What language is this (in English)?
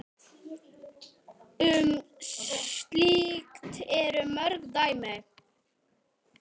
Icelandic